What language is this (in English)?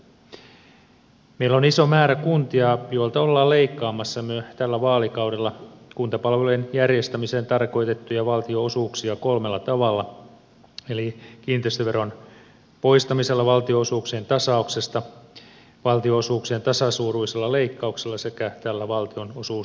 Finnish